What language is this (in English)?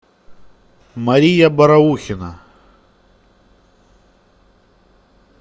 Russian